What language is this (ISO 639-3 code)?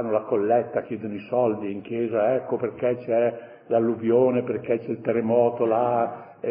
ita